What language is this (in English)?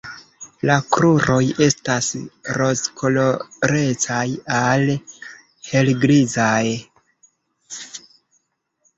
Esperanto